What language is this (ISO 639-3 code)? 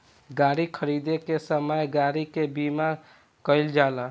bho